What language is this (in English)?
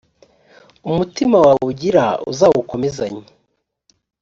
Kinyarwanda